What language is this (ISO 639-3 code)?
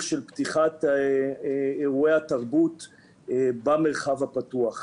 heb